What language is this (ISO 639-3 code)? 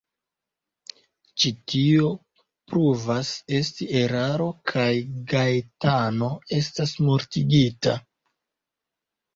epo